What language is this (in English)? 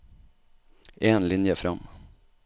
Norwegian